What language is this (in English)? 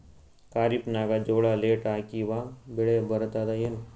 Kannada